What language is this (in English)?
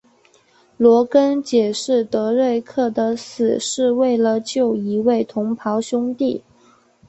Chinese